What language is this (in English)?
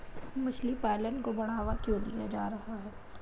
Hindi